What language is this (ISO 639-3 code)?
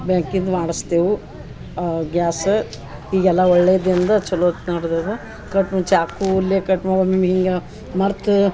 kan